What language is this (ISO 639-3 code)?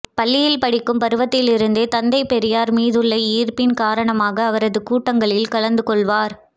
tam